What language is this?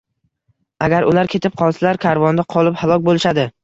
Uzbek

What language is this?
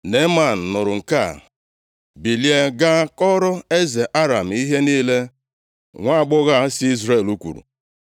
Igbo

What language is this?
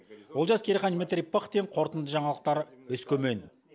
Kazakh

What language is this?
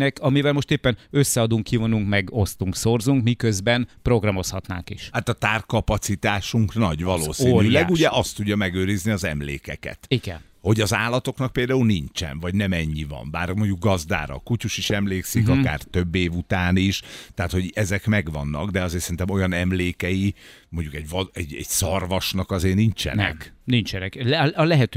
Hungarian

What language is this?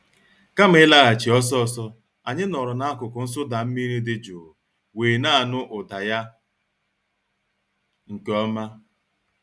Igbo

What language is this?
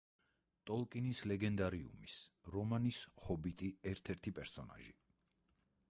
Georgian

